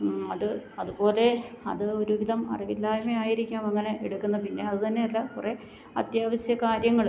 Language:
Malayalam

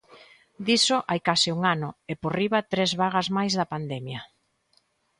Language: Galician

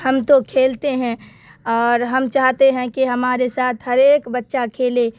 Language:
Urdu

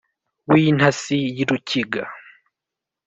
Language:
Kinyarwanda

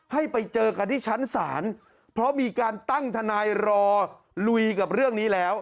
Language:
Thai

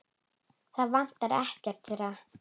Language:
Icelandic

